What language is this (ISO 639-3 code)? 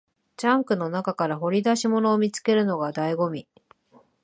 jpn